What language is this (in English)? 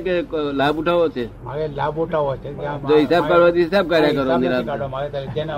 Gujarati